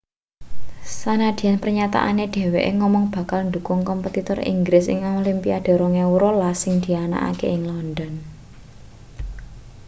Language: Javanese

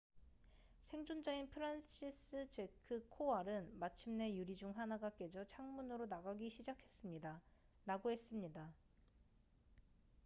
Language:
Korean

